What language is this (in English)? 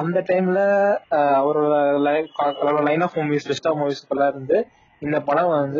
Tamil